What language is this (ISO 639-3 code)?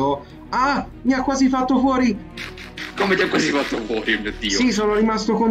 ita